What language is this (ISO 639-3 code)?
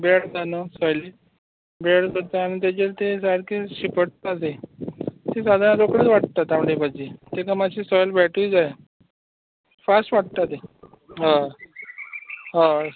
kok